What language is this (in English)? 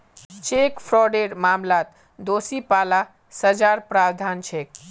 Magahi